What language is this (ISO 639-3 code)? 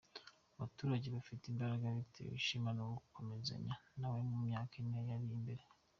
kin